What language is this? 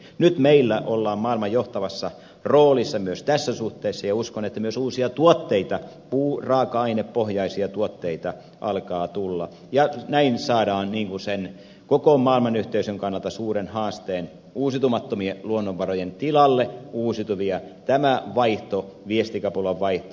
Finnish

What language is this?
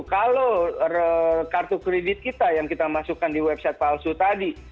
Indonesian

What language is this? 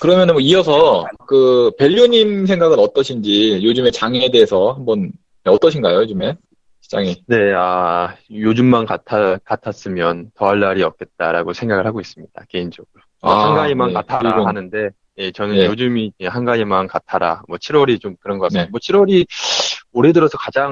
Korean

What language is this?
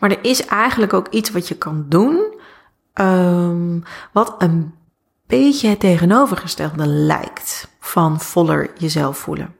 Dutch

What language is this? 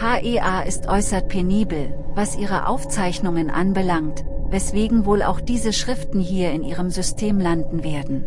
German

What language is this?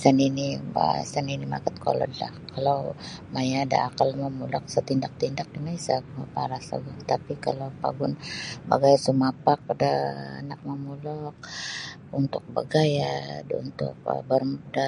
Sabah Bisaya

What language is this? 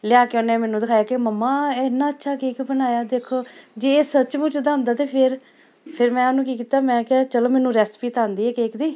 Punjabi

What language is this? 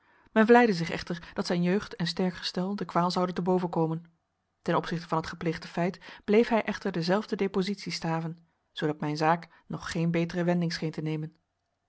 Dutch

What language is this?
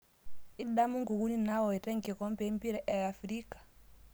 Masai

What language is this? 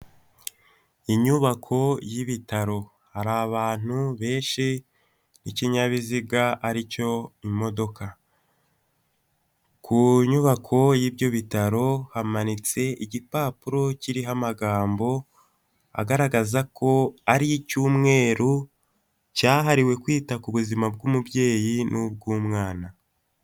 Kinyarwanda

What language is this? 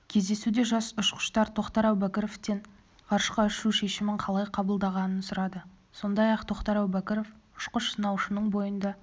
Kazakh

